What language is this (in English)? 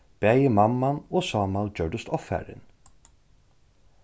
Faroese